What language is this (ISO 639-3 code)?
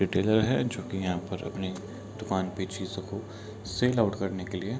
hin